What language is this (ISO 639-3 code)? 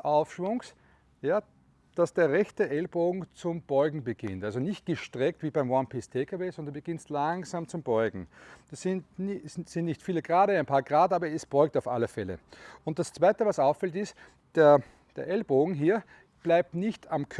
deu